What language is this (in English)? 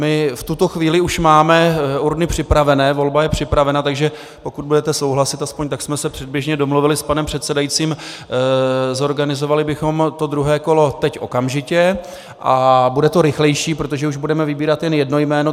Czech